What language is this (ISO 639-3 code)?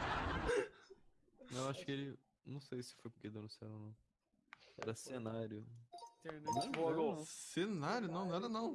por